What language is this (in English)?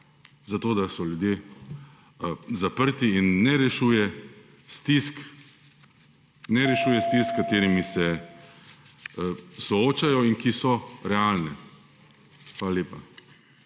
Slovenian